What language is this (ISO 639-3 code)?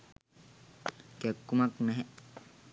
sin